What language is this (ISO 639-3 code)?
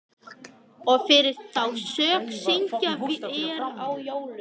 isl